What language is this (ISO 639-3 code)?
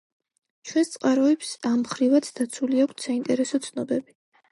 kat